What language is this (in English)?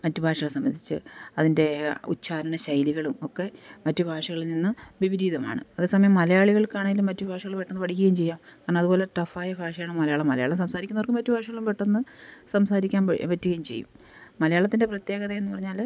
Malayalam